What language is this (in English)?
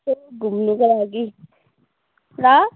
Nepali